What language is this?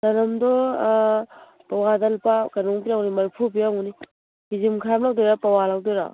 Manipuri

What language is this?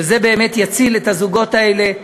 Hebrew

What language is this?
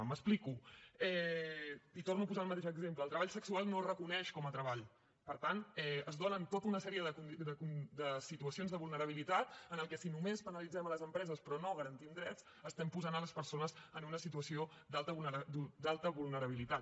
Catalan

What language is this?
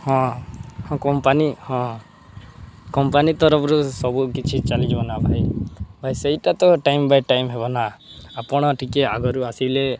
Odia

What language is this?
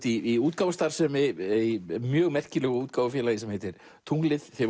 Icelandic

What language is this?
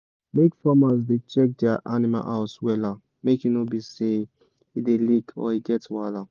Nigerian Pidgin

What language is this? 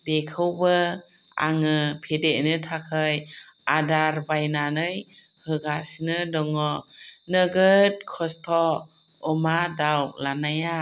Bodo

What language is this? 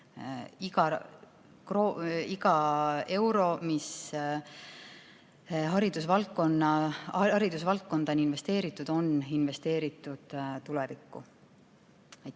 Estonian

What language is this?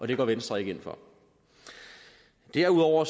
Danish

